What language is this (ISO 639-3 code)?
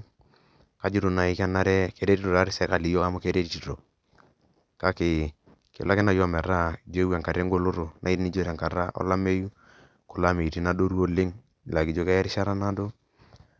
mas